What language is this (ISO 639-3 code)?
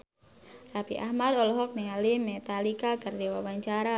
sun